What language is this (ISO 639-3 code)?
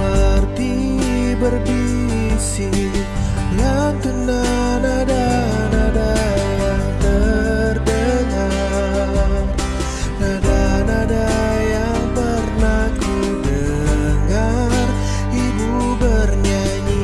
ind